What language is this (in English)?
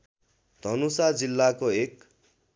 Nepali